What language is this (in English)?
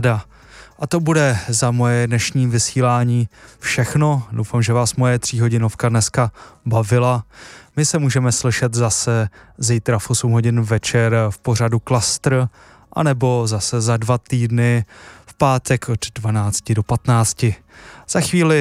Czech